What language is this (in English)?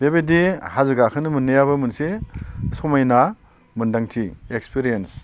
Bodo